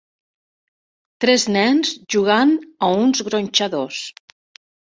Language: Catalan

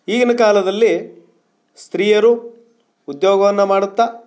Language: Kannada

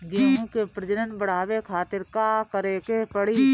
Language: Bhojpuri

